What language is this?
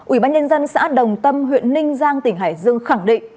Vietnamese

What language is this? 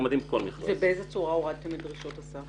Hebrew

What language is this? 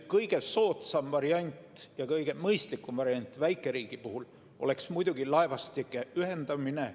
Estonian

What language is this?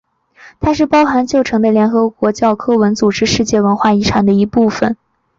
Chinese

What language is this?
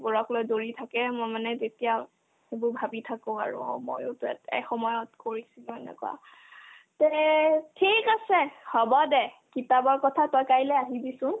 Assamese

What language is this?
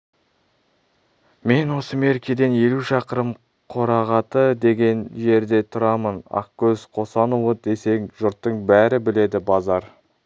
Kazakh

